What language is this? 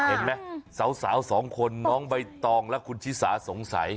Thai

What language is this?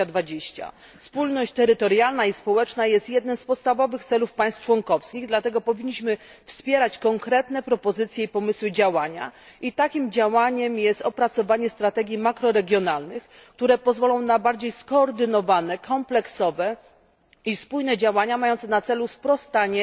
Polish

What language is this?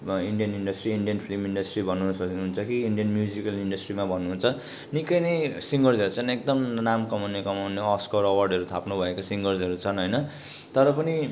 Nepali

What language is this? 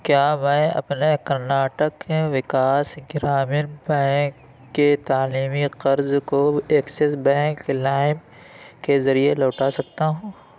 Urdu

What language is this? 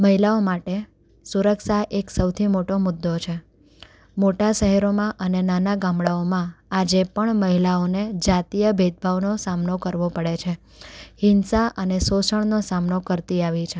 Gujarati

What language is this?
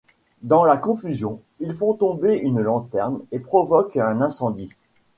French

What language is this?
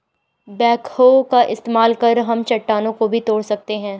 Hindi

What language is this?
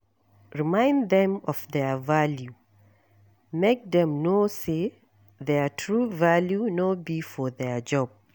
Nigerian Pidgin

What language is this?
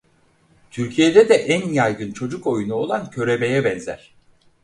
Turkish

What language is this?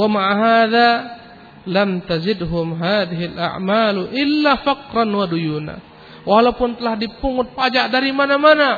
Malay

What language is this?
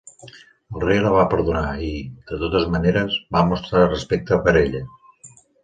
Catalan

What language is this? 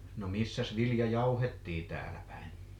Finnish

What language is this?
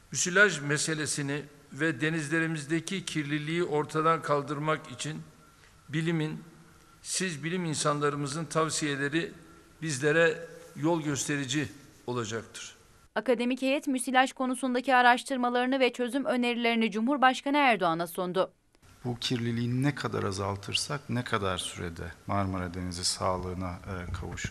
Turkish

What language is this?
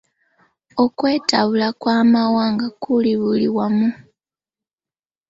Ganda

